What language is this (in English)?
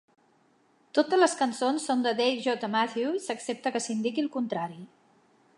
Catalan